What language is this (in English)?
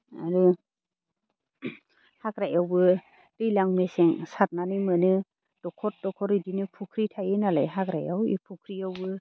Bodo